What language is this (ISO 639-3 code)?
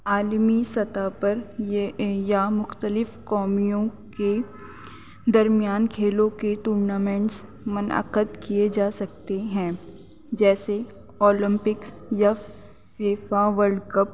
urd